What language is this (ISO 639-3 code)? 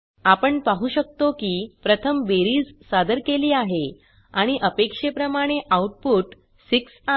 mar